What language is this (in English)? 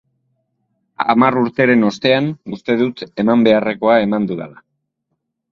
Basque